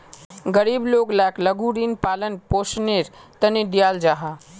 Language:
Magahi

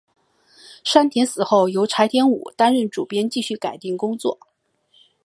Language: Chinese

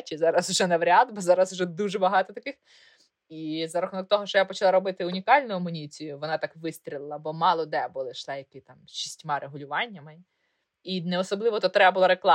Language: Ukrainian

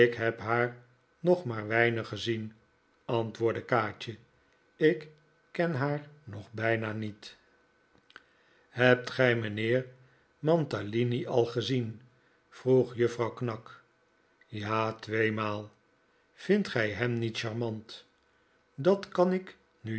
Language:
Dutch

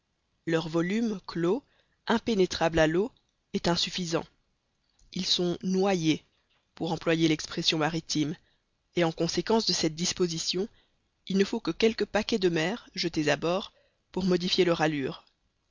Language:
French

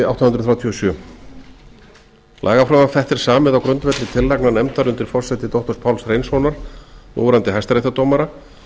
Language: Icelandic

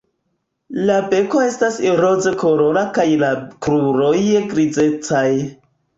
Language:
Esperanto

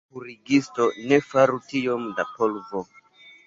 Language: Esperanto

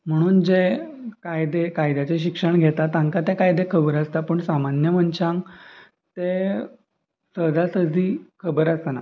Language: Konkani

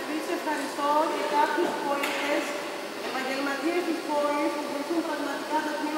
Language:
Greek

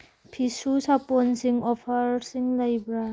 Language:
Manipuri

